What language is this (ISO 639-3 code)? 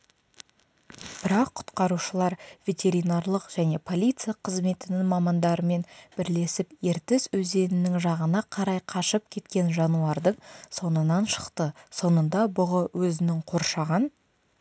kaz